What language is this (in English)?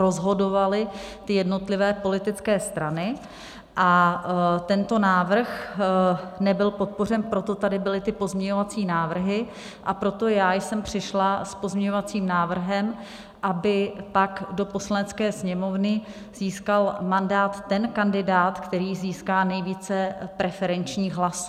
Czech